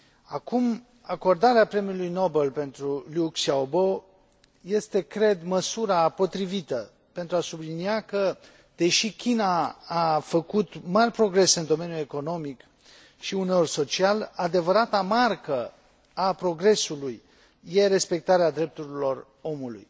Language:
Romanian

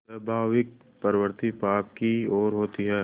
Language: Hindi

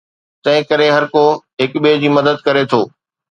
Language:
Sindhi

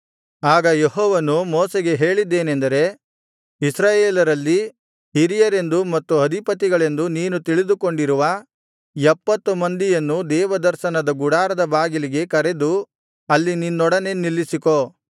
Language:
Kannada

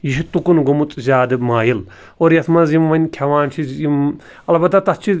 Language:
Kashmiri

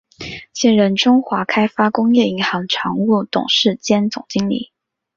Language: Chinese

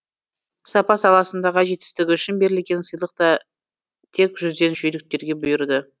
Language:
Kazakh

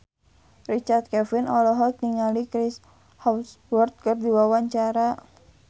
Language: Sundanese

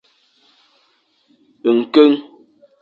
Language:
Fang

